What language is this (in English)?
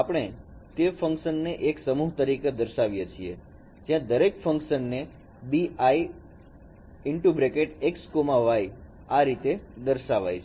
Gujarati